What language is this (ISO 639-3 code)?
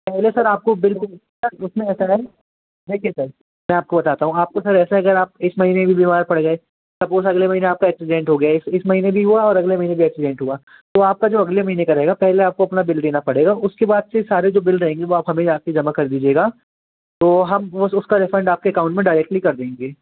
hin